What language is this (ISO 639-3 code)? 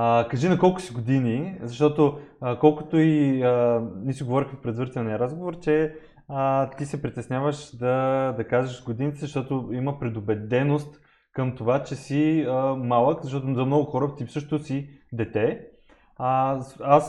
bul